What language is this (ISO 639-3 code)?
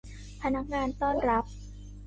tha